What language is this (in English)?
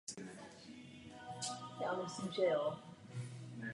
Czech